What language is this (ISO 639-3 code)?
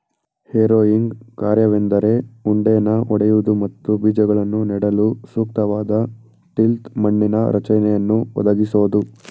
kan